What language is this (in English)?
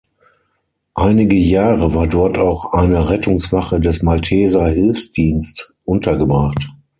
German